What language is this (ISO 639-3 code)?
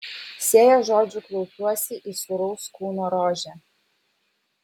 lit